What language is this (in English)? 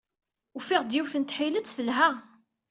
Kabyle